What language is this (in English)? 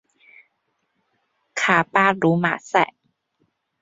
Chinese